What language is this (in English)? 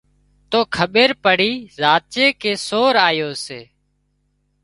Wadiyara Koli